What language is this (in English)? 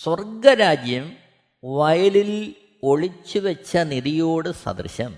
Malayalam